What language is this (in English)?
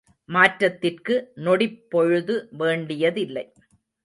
Tamil